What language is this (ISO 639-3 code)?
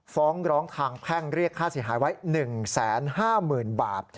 tha